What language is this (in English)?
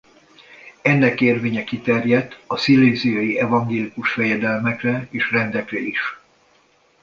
Hungarian